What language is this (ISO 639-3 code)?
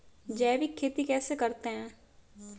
hin